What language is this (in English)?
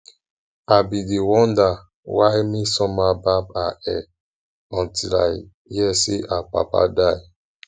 Nigerian Pidgin